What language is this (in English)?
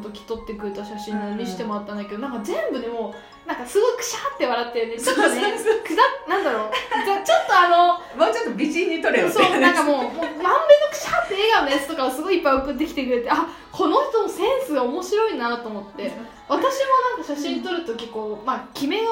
Japanese